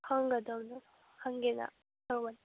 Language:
Manipuri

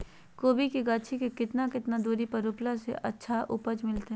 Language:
Magahi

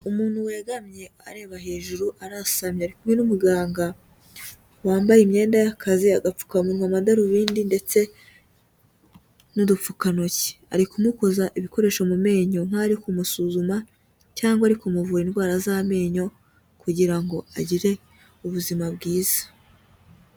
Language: Kinyarwanda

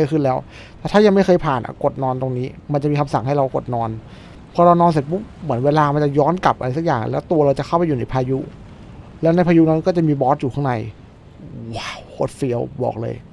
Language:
Thai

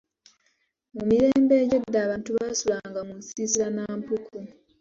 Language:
Ganda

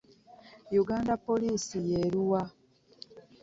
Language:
Ganda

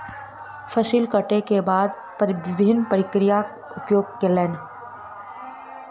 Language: Maithili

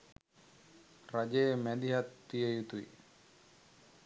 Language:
Sinhala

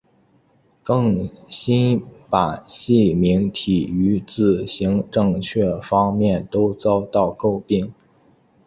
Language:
Chinese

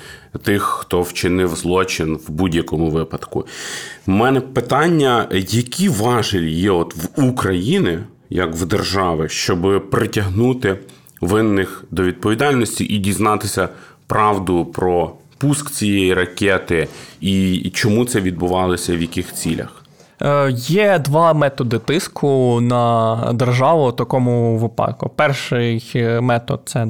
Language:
Ukrainian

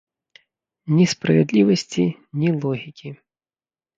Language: Belarusian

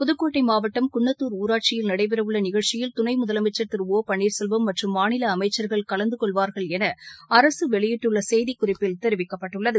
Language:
Tamil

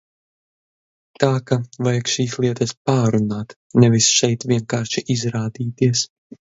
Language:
Latvian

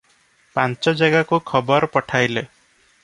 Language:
Odia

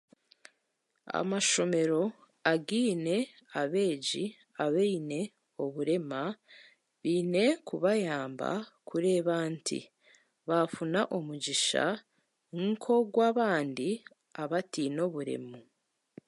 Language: Chiga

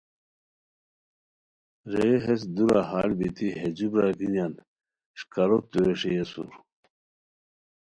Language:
Khowar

